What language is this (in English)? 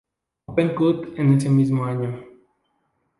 Spanish